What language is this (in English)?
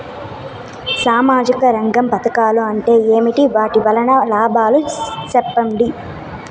Telugu